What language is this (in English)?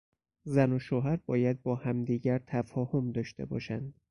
Persian